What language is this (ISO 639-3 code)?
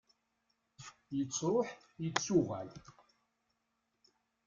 kab